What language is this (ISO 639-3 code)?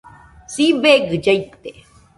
hux